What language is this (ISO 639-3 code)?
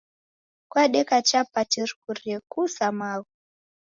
dav